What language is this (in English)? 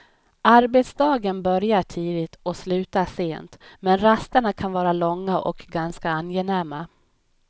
Swedish